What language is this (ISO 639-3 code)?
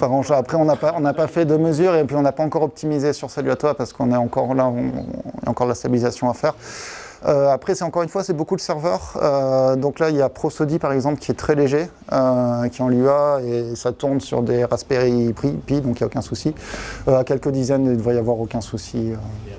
fra